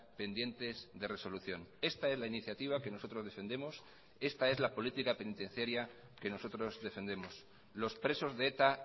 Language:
Spanish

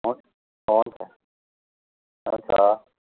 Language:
Nepali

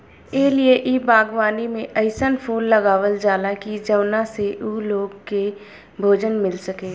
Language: Bhojpuri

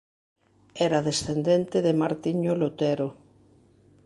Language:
Galician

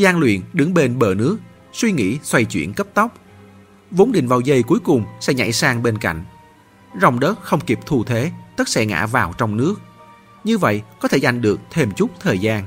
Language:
Vietnamese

